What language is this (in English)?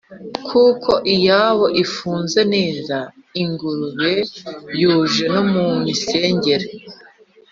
Kinyarwanda